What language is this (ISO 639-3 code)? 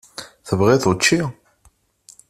kab